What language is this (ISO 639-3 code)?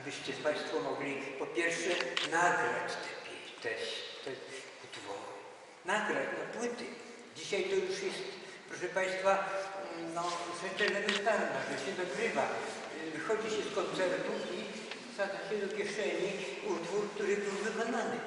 pol